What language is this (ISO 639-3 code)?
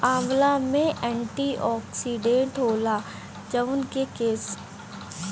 bho